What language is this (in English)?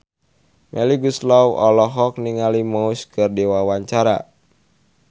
Sundanese